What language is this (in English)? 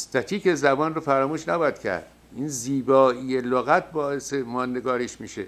Persian